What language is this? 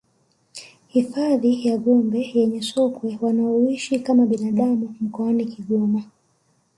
Swahili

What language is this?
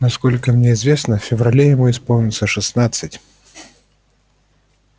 Russian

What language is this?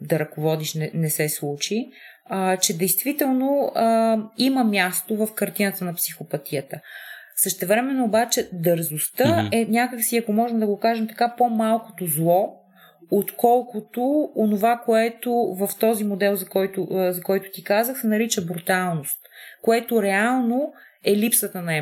Bulgarian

